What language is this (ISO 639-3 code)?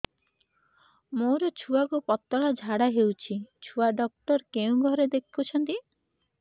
ori